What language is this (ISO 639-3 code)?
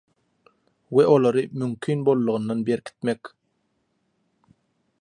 tuk